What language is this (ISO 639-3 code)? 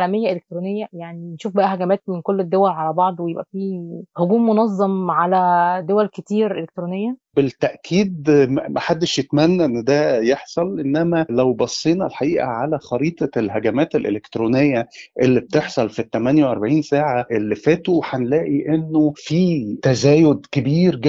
ara